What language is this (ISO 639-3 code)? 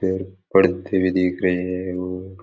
raj